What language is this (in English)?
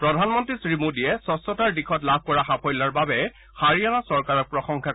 Assamese